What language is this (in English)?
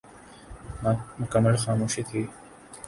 Urdu